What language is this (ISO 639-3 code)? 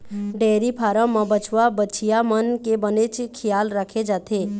hne